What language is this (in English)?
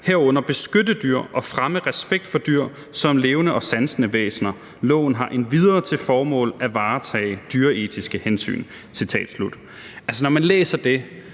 Danish